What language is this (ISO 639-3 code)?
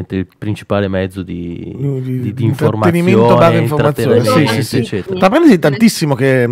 ita